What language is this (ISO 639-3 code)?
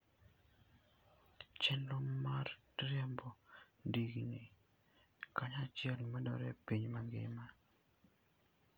luo